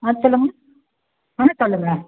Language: Tamil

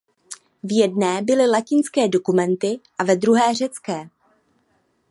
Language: Czech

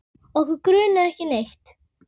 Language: Icelandic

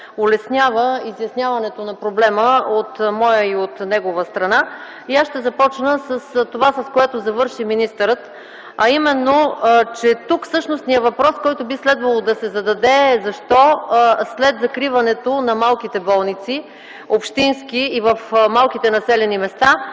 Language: Bulgarian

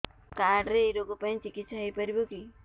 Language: Odia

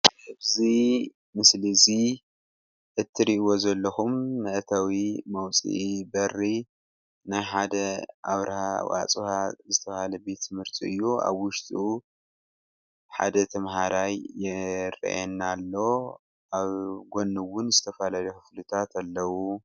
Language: Tigrinya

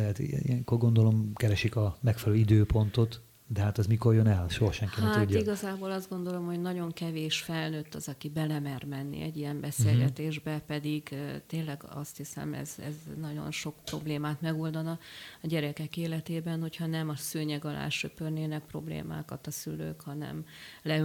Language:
Hungarian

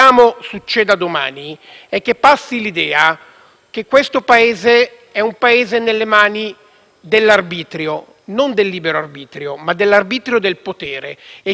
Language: Italian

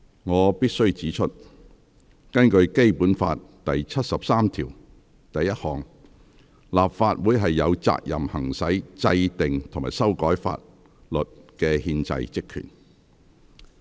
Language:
Cantonese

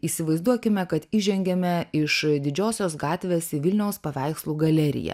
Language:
Lithuanian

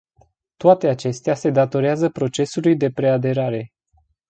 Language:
Romanian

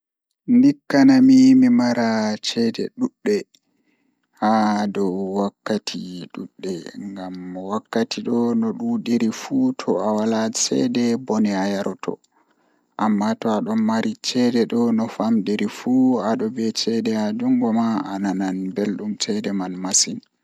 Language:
Fula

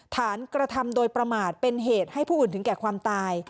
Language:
Thai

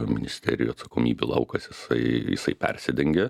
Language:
Lithuanian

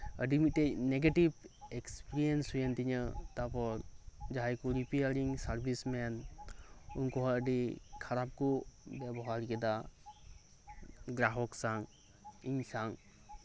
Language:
Santali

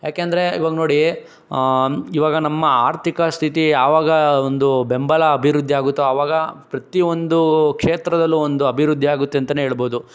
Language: Kannada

